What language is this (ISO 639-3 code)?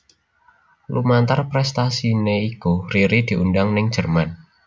jav